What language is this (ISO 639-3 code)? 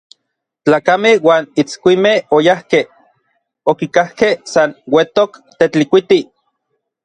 nlv